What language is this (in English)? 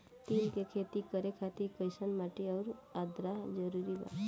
Bhojpuri